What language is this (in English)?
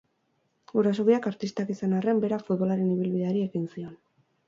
Basque